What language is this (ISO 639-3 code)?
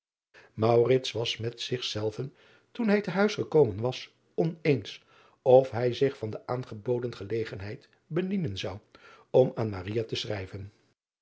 nld